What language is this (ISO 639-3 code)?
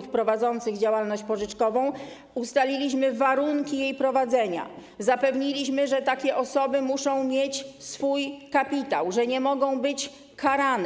pol